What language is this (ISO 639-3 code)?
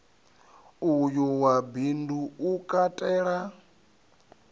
ven